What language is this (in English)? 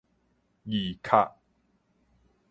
Min Nan Chinese